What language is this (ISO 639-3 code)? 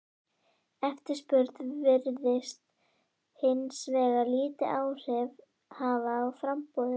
isl